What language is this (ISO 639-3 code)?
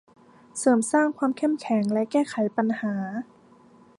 tha